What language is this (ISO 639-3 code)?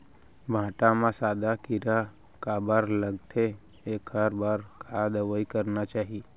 hne